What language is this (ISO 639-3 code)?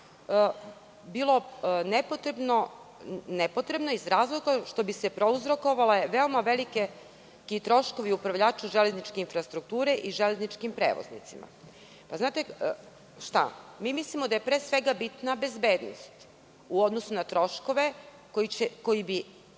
srp